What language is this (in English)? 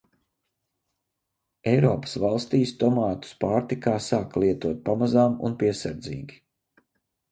Latvian